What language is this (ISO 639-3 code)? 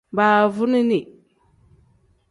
kdh